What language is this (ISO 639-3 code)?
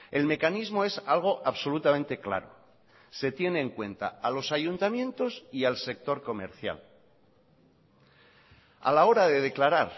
spa